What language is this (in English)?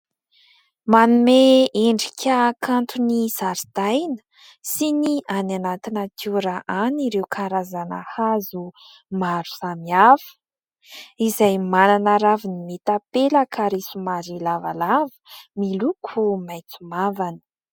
Malagasy